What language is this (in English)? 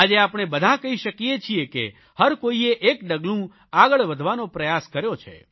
Gujarati